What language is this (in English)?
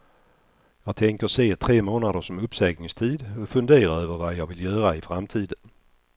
Swedish